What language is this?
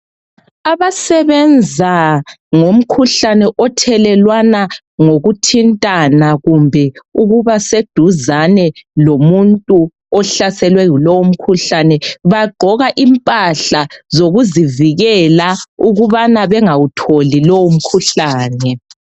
North Ndebele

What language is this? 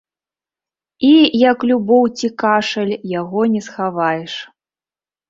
Belarusian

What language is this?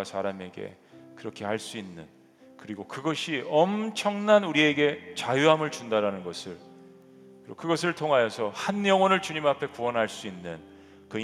Korean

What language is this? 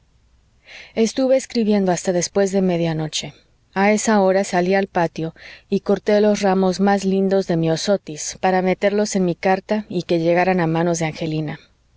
Spanish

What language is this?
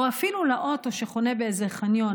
Hebrew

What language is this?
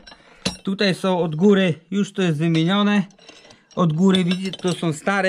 Polish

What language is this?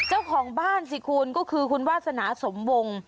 Thai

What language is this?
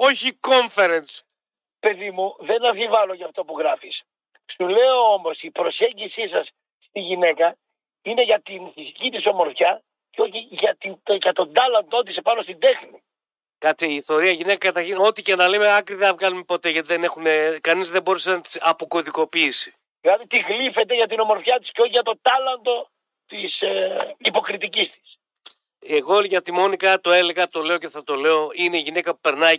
Greek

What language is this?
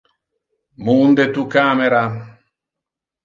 Interlingua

